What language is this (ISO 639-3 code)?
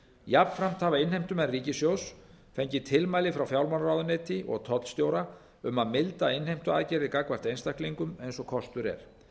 isl